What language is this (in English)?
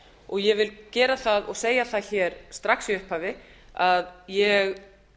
Icelandic